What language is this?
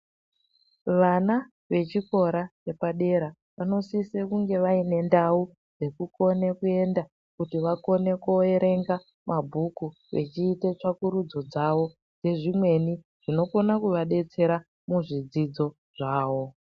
Ndau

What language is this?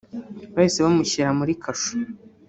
Kinyarwanda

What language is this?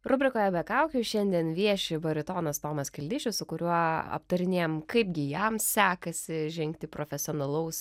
Lithuanian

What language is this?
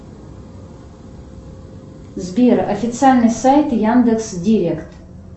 Russian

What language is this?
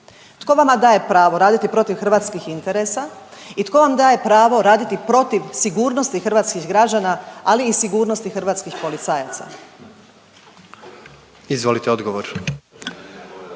Croatian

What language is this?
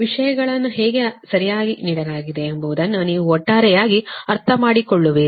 Kannada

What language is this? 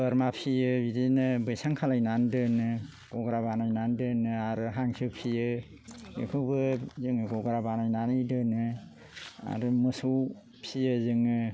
Bodo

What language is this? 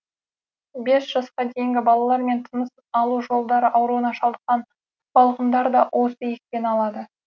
Kazakh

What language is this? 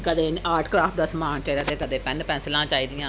Dogri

